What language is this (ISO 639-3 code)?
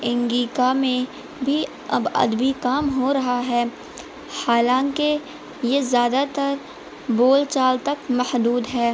urd